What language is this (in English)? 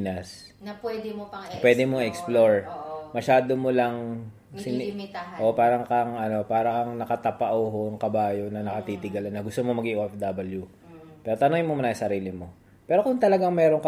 Filipino